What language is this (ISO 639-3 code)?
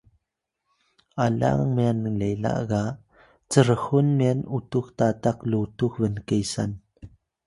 tay